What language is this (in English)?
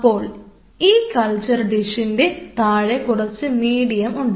Malayalam